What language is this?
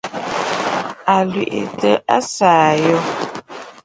Bafut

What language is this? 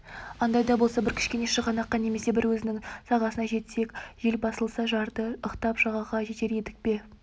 Kazakh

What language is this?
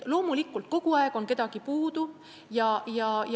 Estonian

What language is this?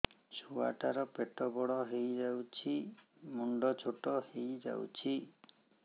Odia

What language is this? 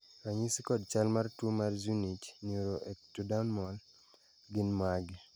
Luo (Kenya and Tanzania)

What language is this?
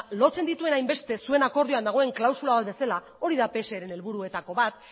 Basque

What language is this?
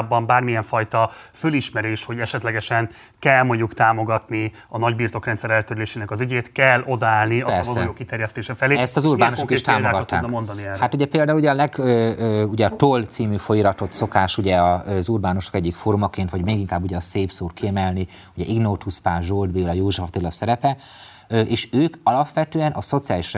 Hungarian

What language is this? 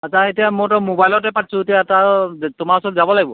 Assamese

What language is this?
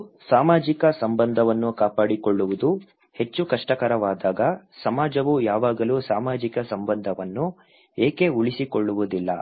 Kannada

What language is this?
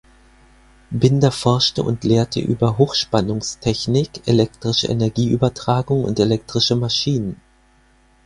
German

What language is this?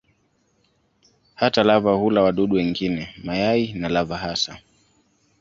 Swahili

